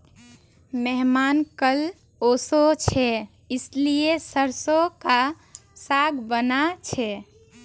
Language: Magahi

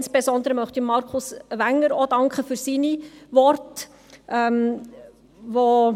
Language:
Swiss German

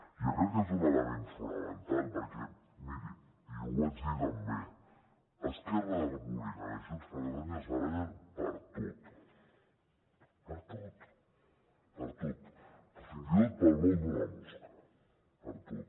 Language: Catalan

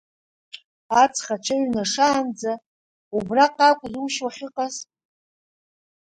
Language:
Abkhazian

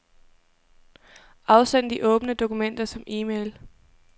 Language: Danish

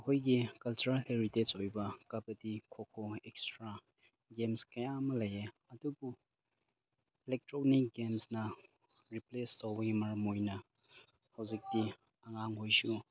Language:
Manipuri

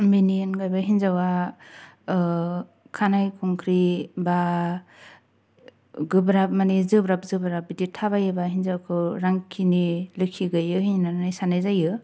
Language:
Bodo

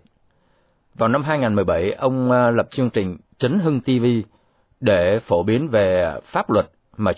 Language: Vietnamese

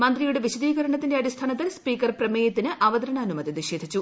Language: Malayalam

